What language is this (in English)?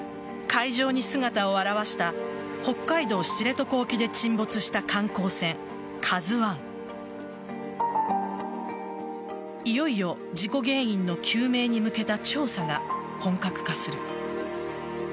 Japanese